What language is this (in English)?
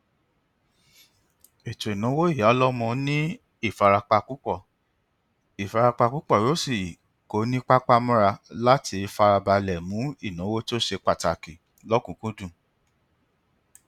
Yoruba